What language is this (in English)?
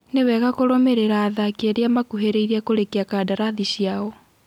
Kikuyu